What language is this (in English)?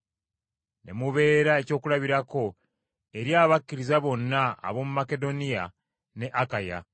Ganda